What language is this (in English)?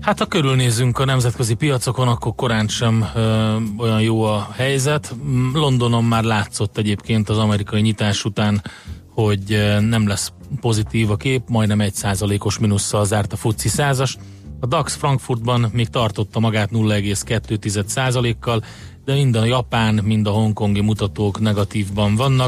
Hungarian